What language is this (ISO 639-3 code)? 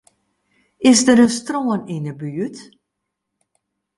fry